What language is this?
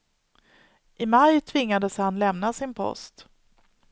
Swedish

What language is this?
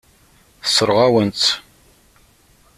Kabyle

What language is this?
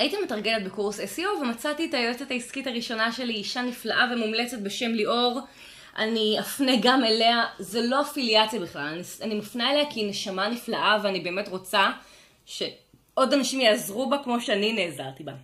Hebrew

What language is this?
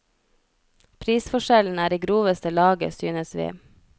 Norwegian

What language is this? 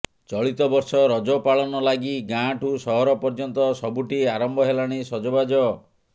Odia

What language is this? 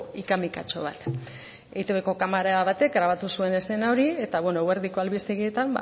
Basque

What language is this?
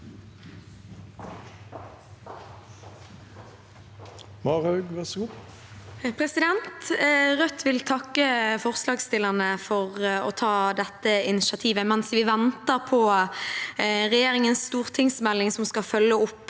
Norwegian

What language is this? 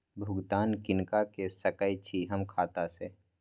Maithili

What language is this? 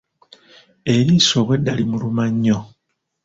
Ganda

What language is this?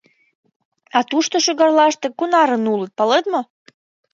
Mari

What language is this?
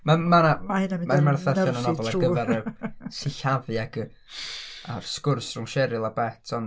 Welsh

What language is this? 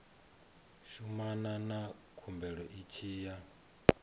Venda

